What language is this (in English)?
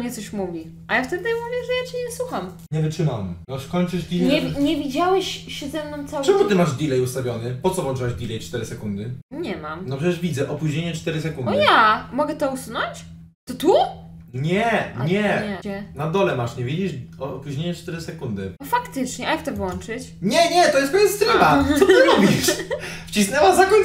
Polish